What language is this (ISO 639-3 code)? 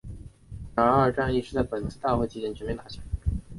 zho